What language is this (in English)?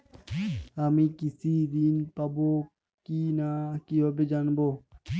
Bangla